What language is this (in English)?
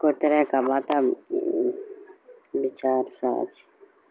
Urdu